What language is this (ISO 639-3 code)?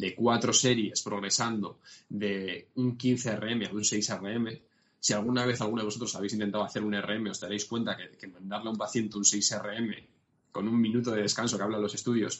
spa